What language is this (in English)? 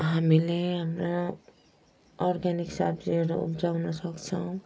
Nepali